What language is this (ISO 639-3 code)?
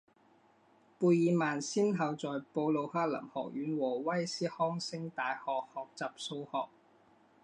zho